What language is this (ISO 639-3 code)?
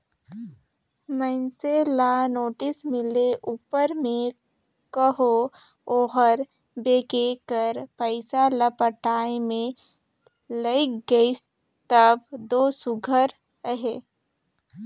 hne